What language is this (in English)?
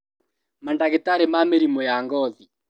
Kikuyu